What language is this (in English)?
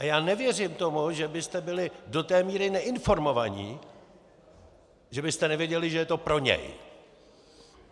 Czech